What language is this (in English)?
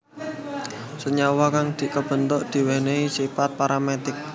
Javanese